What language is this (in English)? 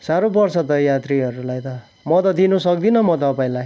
Nepali